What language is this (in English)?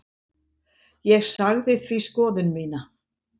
Icelandic